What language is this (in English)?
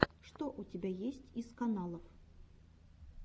Russian